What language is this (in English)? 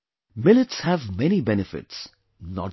English